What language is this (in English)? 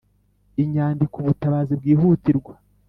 Kinyarwanda